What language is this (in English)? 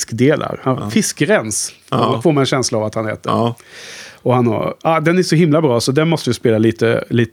Swedish